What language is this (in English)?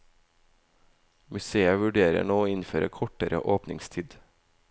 Norwegian